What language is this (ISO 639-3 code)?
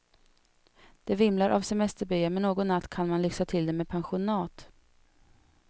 swe